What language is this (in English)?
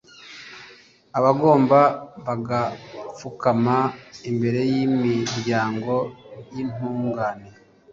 Kinyarwanda